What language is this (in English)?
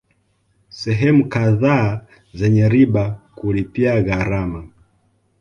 Swahili